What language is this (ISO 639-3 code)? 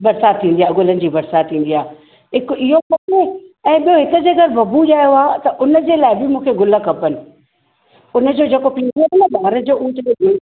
snd